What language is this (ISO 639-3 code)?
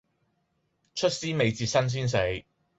yue